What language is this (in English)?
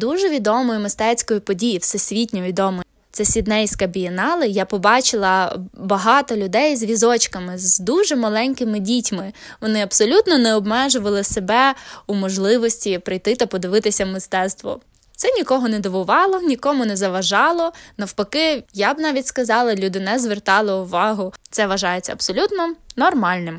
Ukrainian